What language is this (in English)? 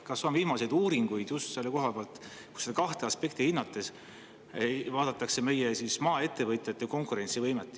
Estonian